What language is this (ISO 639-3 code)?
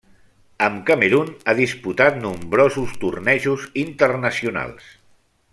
cat